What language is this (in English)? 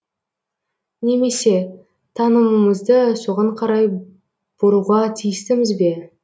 Kazakh